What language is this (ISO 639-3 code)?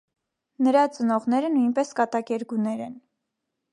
hye